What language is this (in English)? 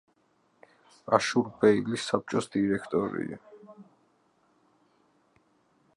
Georgian